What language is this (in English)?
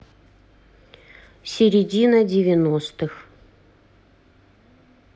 Russian